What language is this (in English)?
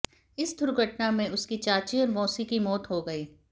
Hindi